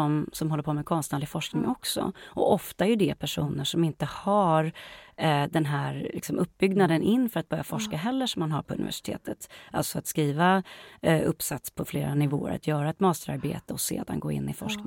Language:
Swedish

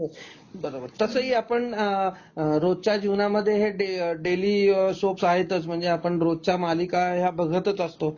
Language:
Marathi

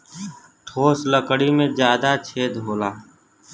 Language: Bhojpuri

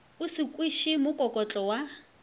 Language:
Northern Sotho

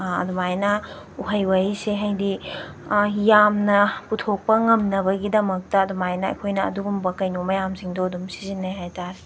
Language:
Manipuri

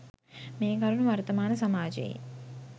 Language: Sinhala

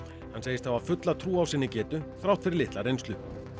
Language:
Icelandic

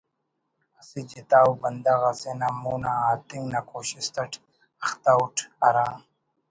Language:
Brahui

